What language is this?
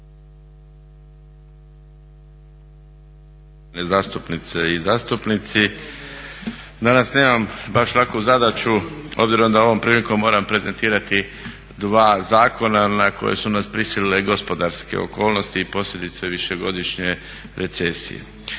Croatian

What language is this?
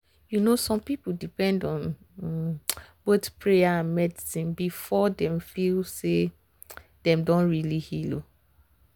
Nigerian Pidgin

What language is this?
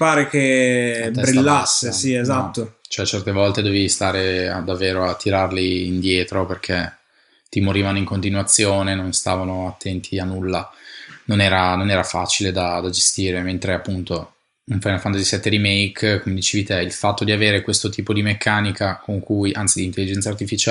Italian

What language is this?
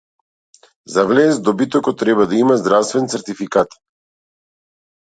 Macedonian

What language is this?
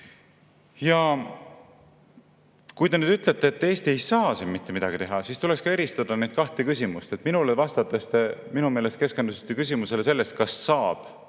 Estonian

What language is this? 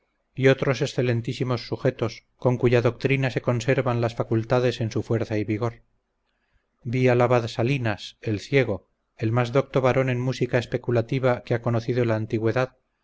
Spanish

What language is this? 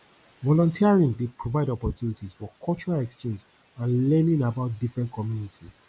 Nigerian Pidgin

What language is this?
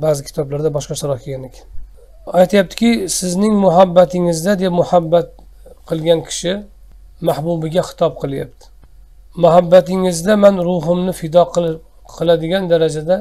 Turkish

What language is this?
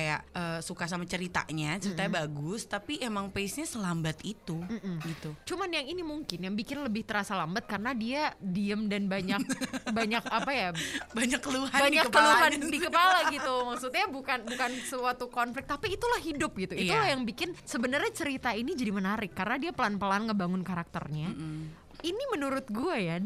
Indonesian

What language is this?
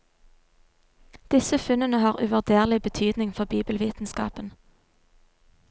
Norwegian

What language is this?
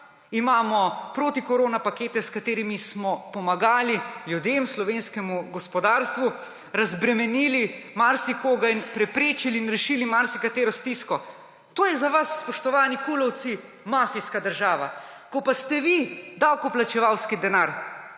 Slovenian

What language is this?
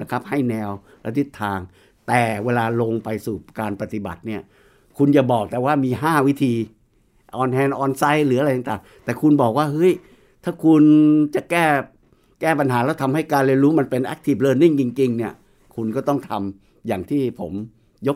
Thai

